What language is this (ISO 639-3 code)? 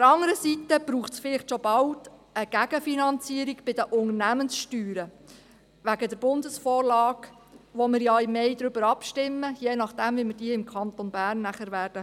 gsw